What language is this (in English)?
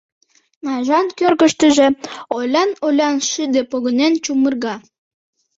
Mari